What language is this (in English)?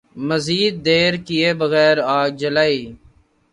Urdu